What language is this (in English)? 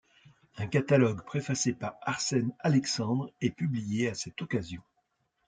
French